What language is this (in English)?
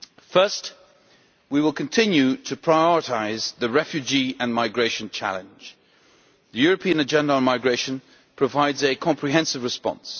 English